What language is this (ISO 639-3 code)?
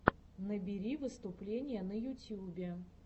rus